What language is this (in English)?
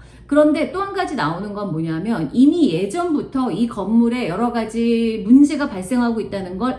Korean